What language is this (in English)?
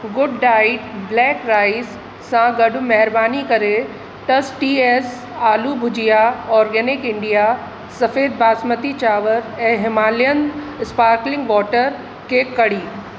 Sindhi